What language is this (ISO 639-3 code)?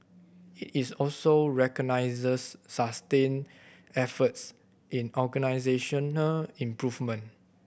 eng